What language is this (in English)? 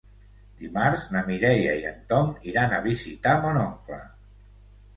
Catalan